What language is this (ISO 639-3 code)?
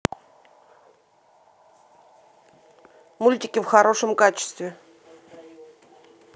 rus